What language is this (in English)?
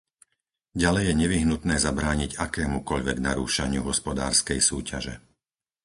Slovak